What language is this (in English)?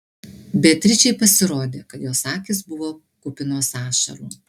Lithuanian